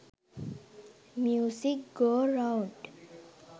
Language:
Sinhala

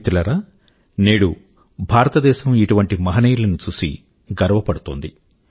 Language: Telugu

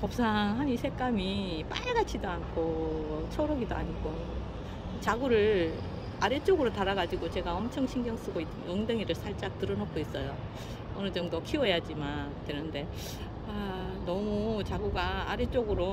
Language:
Korean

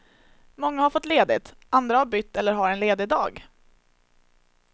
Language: Swedish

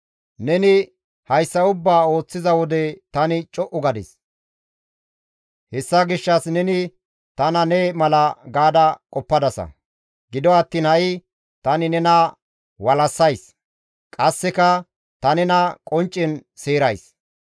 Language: Gamo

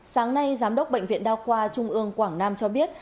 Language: Vietnamese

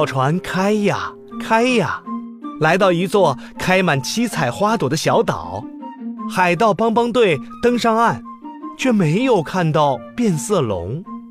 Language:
Chinese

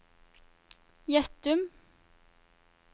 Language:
Norwegian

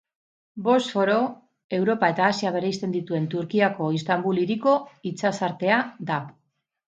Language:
Basque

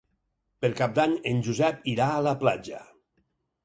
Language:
Catalan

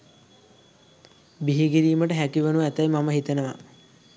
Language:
Sinhala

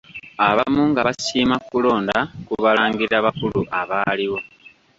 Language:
Ganda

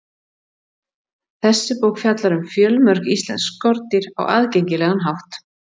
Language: Icelandic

